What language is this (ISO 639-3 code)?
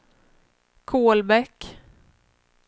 swe